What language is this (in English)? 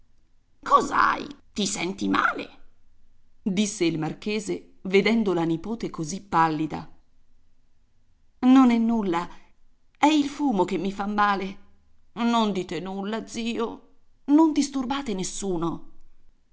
Italian